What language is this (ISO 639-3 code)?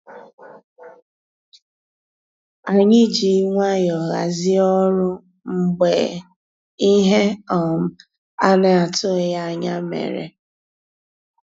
ibo